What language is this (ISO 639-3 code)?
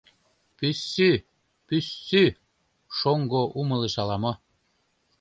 chm